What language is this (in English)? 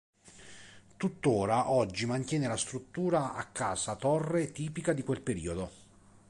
Italian